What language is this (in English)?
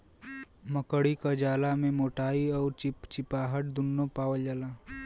Bhojpuri